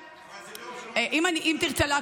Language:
Hebrew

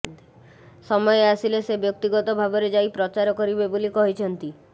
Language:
Odia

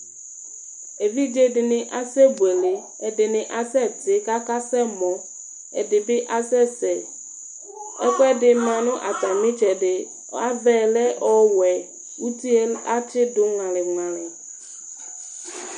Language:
Ikposo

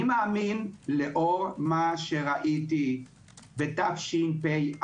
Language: Hebrew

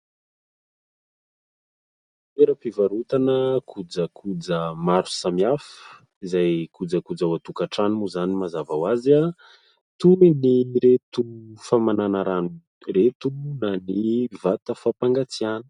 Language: Malagasy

